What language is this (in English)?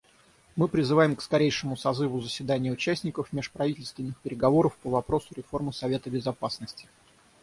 Russian